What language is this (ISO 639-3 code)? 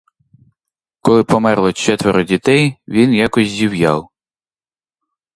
ukr